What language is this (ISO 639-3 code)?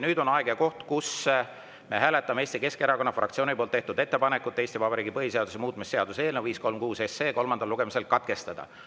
est